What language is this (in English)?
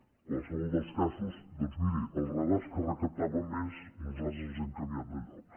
Catalan